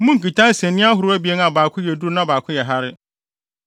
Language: Akan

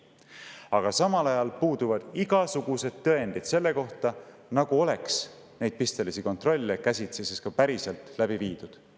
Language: Estonian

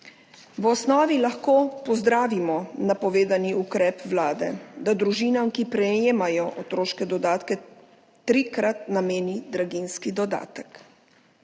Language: Slovenian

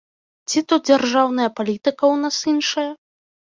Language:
Belarusian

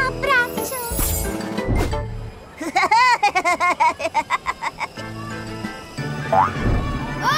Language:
Italian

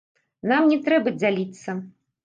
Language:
Belarusian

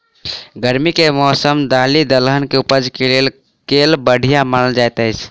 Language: Maithili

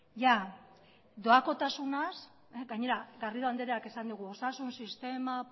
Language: Basque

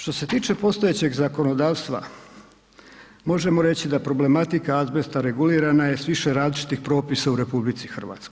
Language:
Croatian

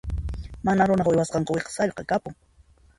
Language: Puno Quechua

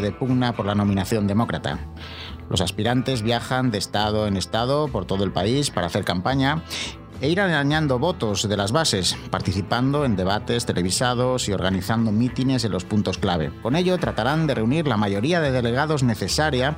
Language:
Spanish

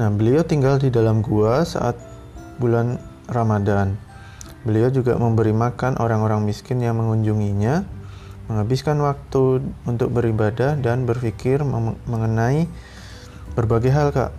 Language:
Indonesian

